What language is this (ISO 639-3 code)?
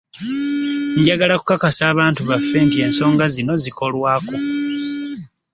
lug